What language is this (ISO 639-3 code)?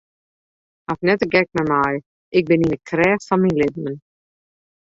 fry